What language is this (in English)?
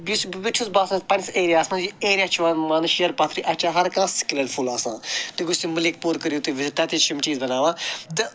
Kashmiri